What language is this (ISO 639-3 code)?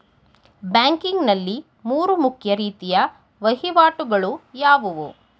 kan